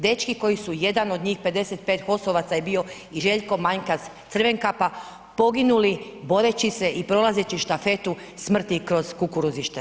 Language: Croatian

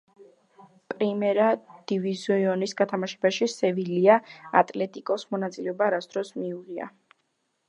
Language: Georgian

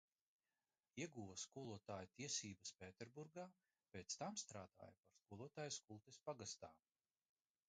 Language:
Latvian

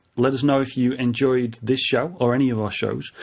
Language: English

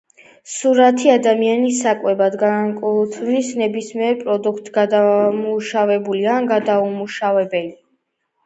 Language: Georgian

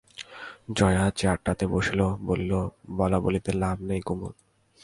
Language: Bangla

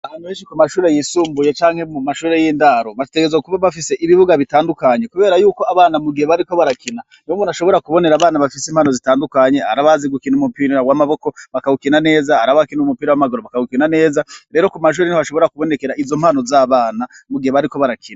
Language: Rundi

